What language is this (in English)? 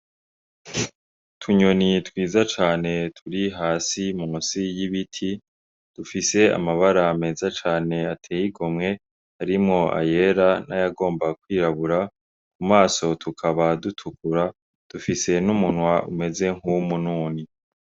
Rundi